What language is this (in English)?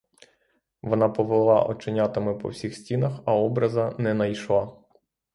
Ukrainian